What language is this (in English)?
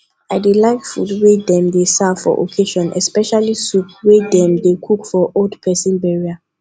Nigerian Pidgin